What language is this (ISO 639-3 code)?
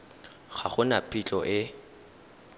tsn